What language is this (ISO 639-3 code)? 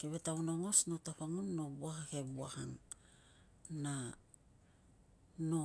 lcm